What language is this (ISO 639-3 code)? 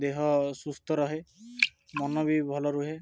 ori